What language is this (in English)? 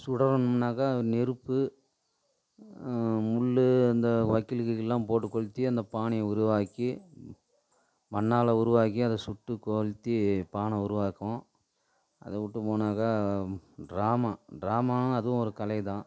Tamil